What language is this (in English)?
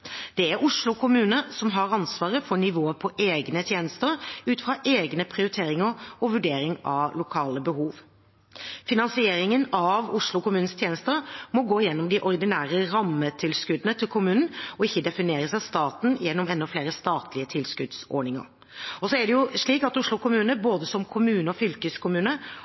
Norwegian Bokmål